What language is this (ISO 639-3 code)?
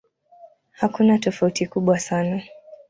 swa